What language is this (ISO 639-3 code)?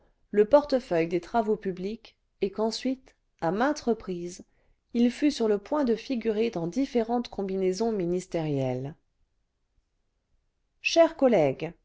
fra